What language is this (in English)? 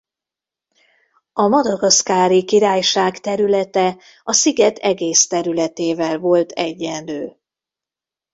Hungarian